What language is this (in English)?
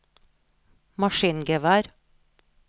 Norwegian